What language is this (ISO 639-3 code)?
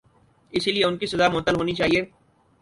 urd